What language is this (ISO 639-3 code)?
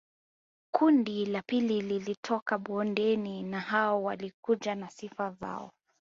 swa